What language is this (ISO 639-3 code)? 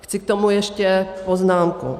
ces